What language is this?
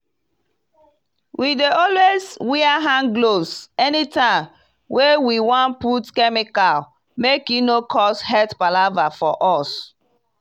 Nigerian Pidgin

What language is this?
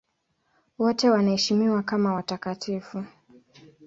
Swahili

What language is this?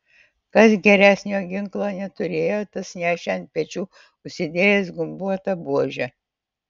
Lithuanian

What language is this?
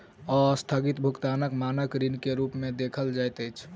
Maithili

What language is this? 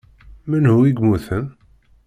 Kabyle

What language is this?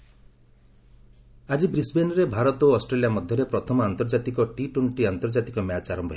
Odia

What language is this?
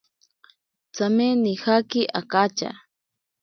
Ashéninka Perené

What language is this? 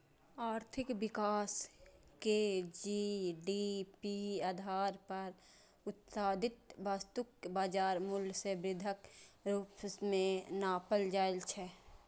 Maithili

